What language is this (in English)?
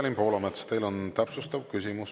Estonian